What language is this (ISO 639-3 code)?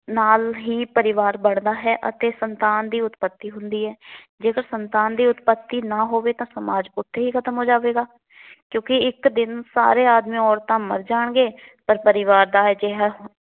pan